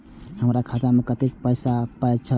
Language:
Maithili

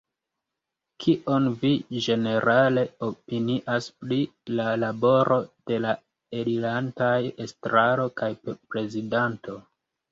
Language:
Esperanto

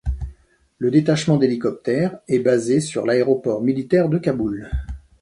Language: French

